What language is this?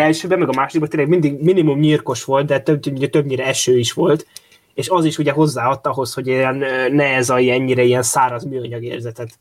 Hungarian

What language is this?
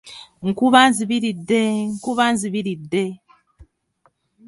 Ganda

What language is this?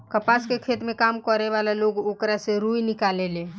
Bhojpuri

